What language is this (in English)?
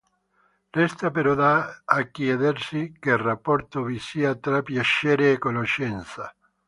Italian